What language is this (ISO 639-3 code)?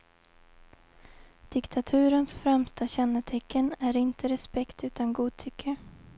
swe